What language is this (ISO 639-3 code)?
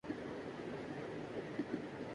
urd